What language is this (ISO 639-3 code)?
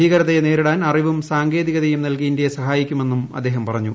mal